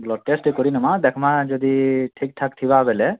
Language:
Odia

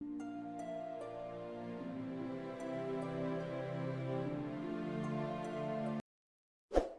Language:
Indonesian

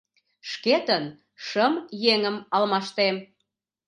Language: Mari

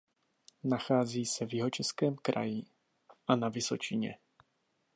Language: Czech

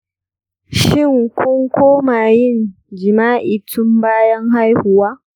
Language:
Hausa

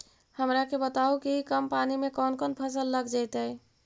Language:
Magahi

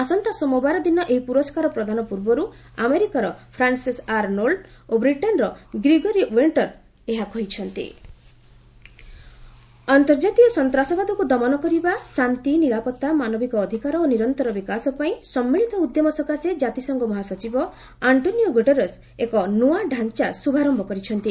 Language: Odia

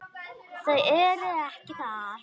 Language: Icelandic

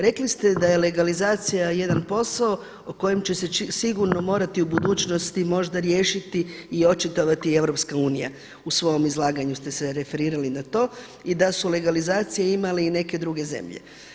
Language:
Croatian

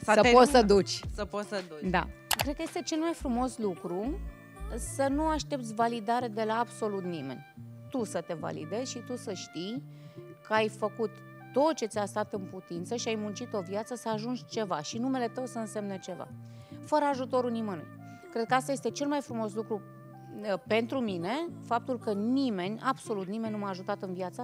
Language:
Romanian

